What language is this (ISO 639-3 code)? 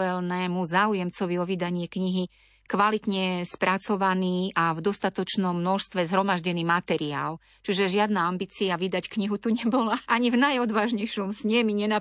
slk